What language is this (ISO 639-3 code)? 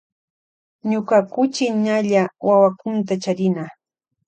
qvj